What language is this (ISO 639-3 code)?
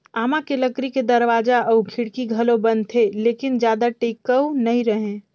hne